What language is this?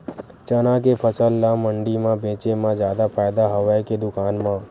Chhattisgarhi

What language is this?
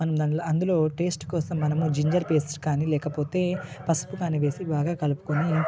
Telugu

